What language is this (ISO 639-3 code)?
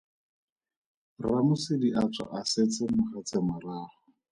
tsn